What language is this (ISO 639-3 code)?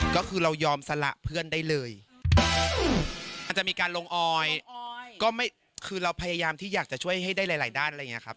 tha